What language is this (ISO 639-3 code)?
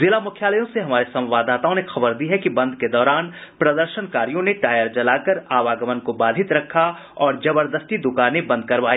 hin